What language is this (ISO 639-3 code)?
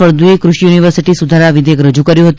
guj